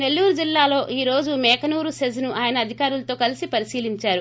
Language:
Telugu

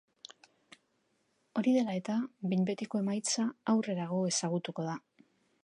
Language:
Basque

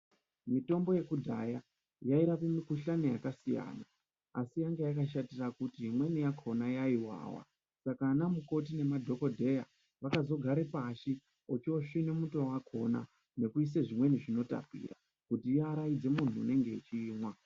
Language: Ndau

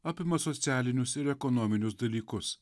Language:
Lithuanian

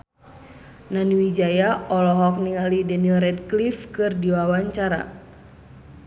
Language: Sundanese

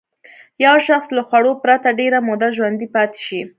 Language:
Pashto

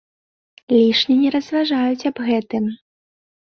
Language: Belarusian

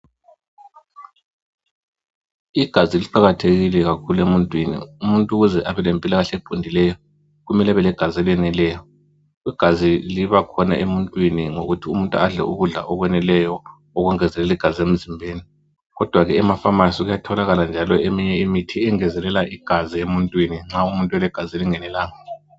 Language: North Ndebele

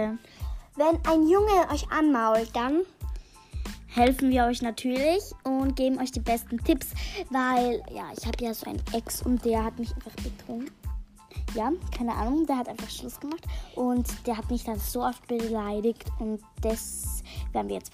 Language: German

